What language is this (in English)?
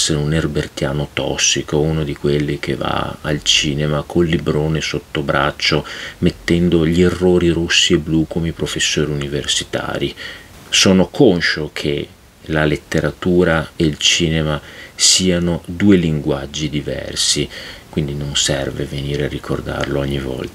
Italian